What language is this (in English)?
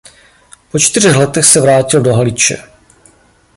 Czech